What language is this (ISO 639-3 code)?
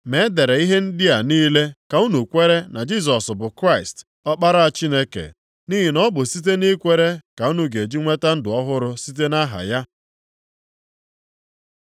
ibo